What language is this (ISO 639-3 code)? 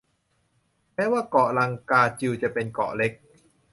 tha